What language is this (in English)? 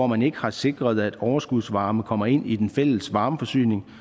Danish